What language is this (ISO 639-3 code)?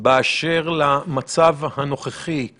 heb